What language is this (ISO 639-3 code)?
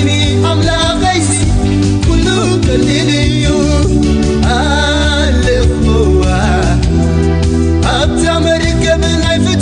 ara